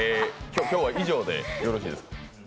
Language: Japanese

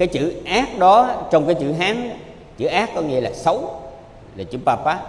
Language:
Vietnamese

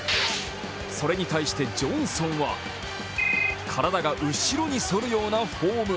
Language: Japanese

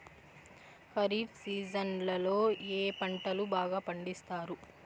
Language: Telugu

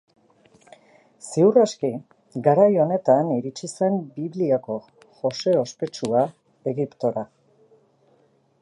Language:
Basque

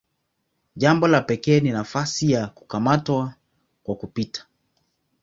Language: Swahili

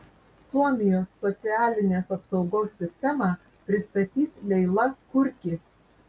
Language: Lithuanian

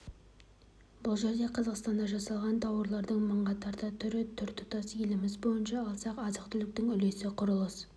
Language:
Kazakh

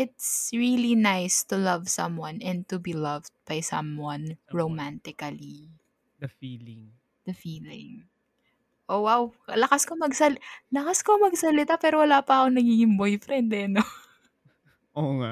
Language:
Filipino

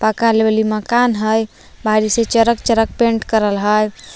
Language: Magahi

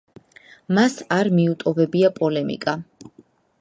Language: Georgian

